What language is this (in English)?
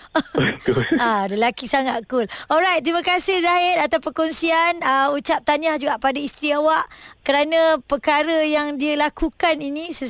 Malay